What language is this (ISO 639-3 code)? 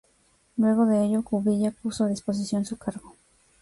spa